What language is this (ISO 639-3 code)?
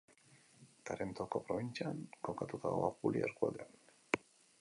eus